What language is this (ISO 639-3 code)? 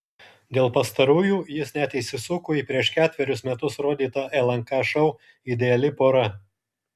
lit